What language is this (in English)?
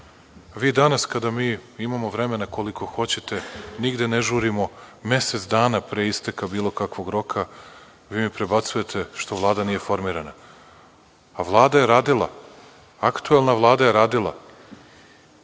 Serbian